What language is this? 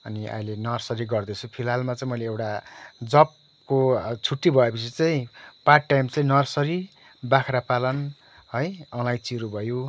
Nepali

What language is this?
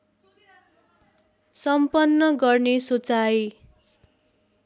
Nepali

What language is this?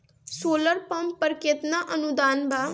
Bhojpuri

